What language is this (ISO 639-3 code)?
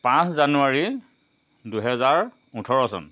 asm